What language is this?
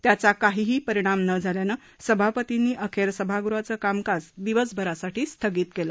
Marathi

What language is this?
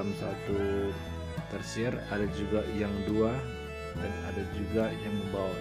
Indonesian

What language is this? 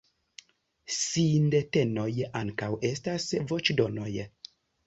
Esperanto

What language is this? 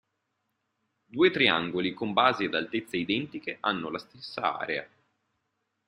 Italian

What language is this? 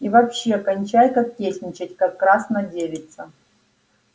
Russian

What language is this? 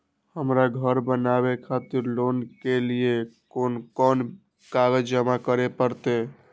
Maithili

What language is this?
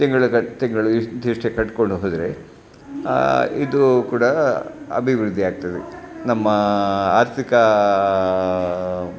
Kannada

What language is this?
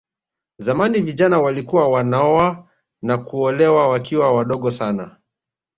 Swahili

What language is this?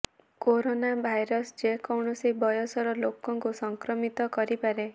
Odia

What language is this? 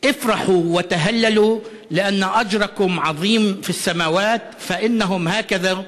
Hebrew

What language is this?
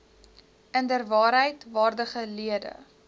Afrikaans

